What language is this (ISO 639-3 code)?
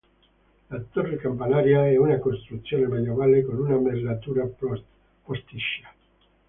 ita